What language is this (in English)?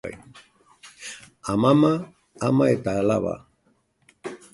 Basque